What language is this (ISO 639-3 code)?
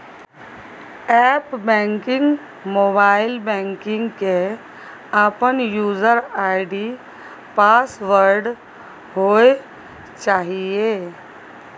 mai